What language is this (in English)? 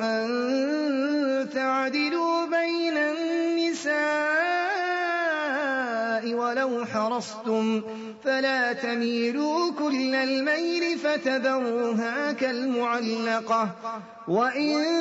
Urdu